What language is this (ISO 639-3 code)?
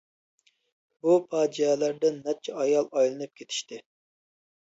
uig